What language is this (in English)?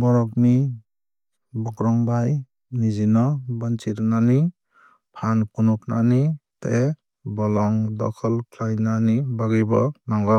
Kok Borok